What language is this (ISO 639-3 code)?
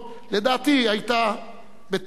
heb